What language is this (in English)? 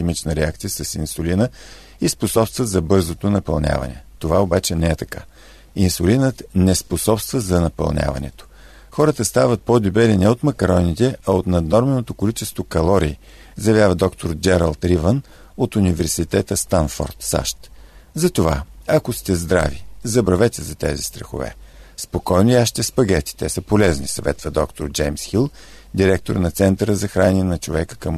Bulgarian